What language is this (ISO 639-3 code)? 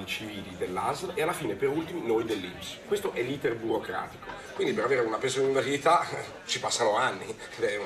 ita